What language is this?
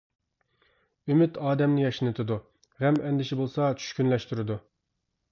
Uyghur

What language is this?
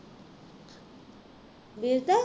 Punjabi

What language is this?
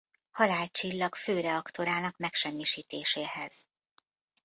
Hungarian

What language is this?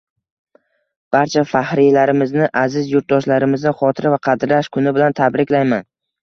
Uzbek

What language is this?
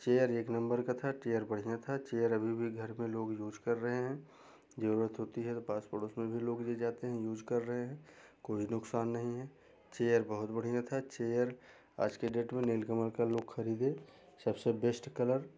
Hindi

